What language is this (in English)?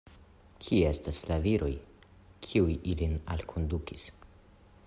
Esperanto